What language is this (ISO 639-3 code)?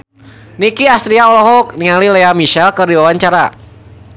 sun